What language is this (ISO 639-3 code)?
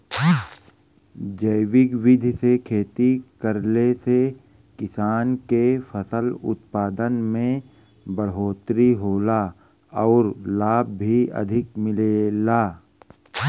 bho